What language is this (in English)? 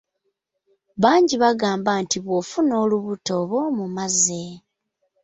Ganda